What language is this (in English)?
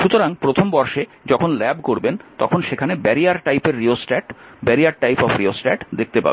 Bangla